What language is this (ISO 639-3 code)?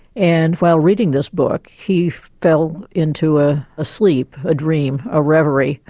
eng